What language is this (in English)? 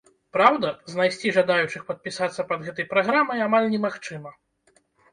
Belarusian